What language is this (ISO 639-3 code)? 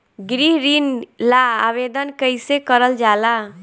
bho